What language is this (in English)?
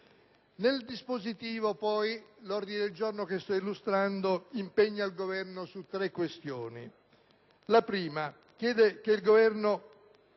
Italian